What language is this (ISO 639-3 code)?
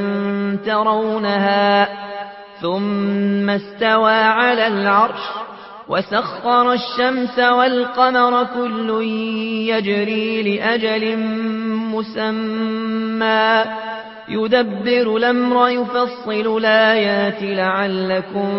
ara